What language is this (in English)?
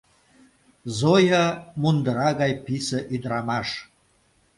Mari